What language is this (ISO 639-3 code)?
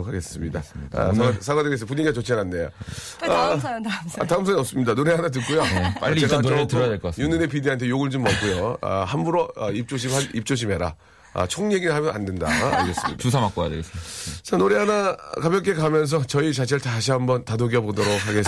kor